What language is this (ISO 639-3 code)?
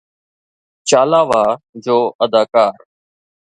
snd